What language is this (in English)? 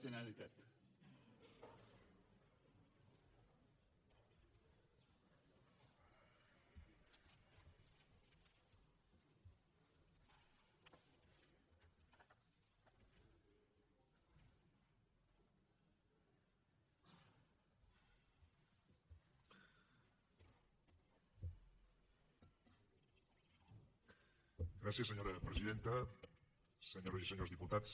Catalan